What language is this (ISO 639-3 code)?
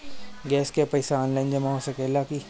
bho